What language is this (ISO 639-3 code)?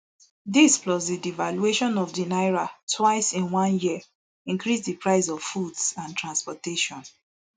pcm